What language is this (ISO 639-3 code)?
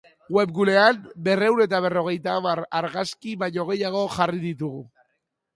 eus